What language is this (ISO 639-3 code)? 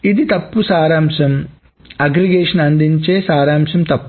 tel